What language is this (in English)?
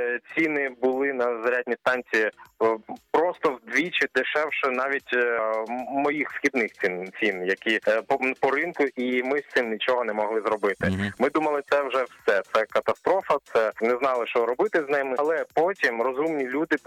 Ukrainian